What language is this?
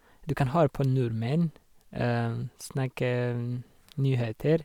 Norwegian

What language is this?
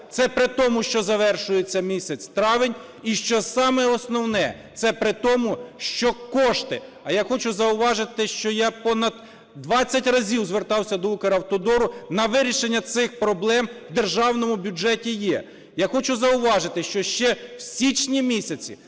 Ukrainian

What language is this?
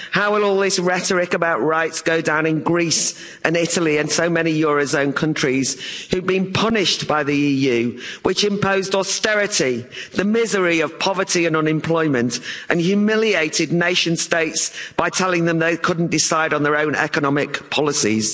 English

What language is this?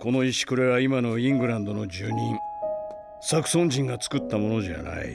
Japanese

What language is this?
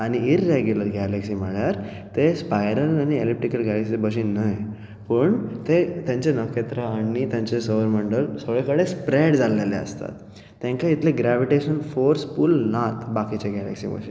Konkani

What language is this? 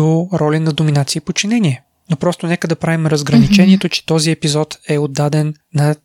Bulgarian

